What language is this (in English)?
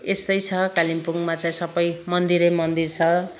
Nepali